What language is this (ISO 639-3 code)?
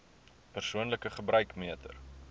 afr